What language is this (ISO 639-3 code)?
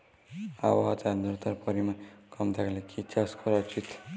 ben